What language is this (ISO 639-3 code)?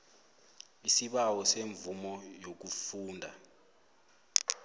nbl